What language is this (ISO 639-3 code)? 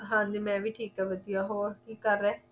pan